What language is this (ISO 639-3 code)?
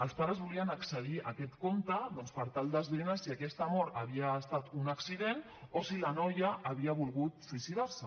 cat